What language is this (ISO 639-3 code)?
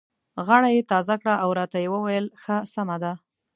pus